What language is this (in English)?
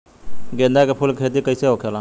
Bhojpuri